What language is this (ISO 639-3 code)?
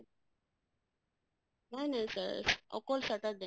asm